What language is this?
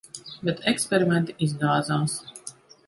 Latvian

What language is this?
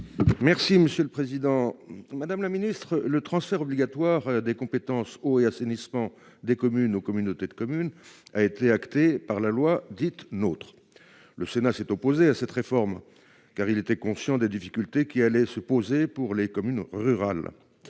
French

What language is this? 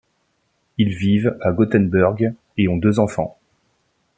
French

